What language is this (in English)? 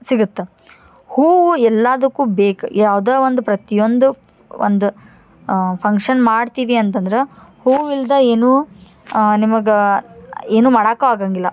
Kannada